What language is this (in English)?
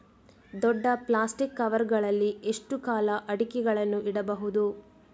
Kannada